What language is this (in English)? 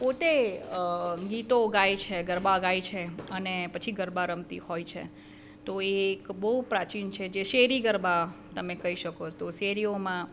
Gujarati